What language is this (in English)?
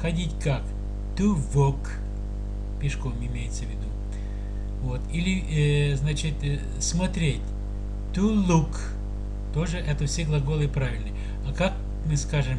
Russian